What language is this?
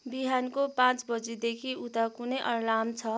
Nepali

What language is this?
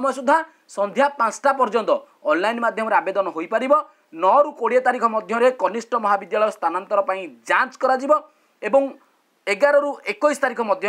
Indonesian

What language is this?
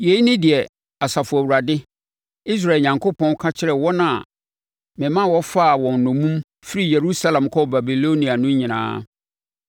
Akan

